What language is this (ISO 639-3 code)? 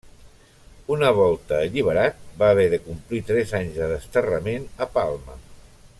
cat